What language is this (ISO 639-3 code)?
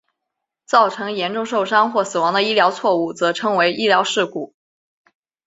zho